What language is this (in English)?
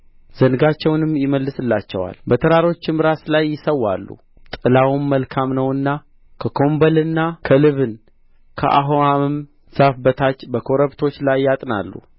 Amharic